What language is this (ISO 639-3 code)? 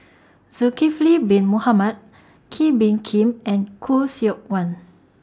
eng